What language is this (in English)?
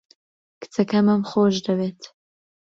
Central Kurdish